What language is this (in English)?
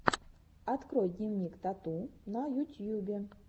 Russian